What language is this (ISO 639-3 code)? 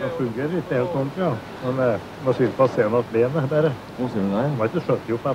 swe